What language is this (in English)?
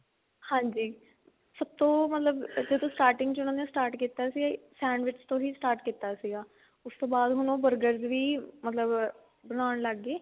Punjabi